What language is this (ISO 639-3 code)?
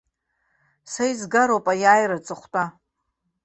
abk